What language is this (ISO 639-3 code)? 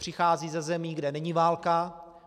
ces